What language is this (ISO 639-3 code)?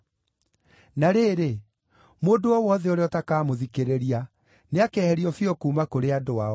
kik